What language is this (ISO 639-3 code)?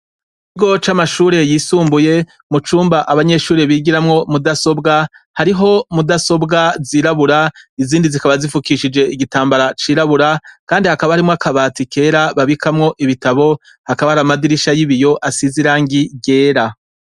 run